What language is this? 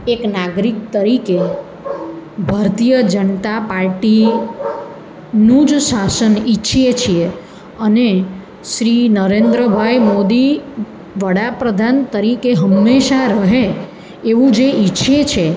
Gujarati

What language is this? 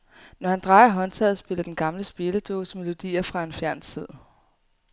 Danish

